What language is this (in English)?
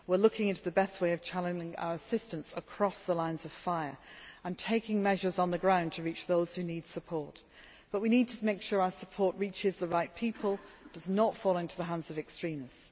English